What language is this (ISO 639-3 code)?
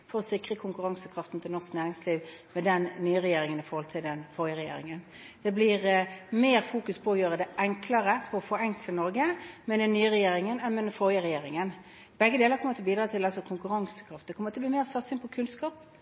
nob